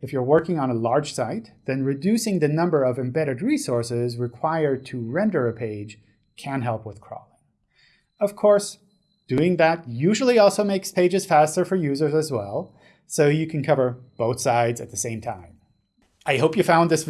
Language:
English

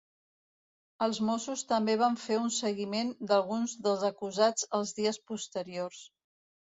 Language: Catalan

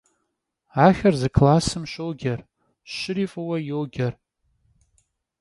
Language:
Kabardian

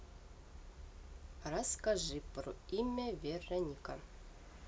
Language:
Russian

